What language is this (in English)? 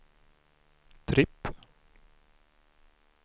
Swedish